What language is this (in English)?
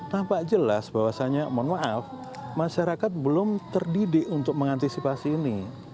Indonesian